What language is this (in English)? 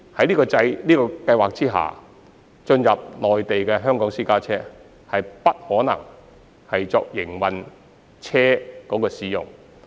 Cantonese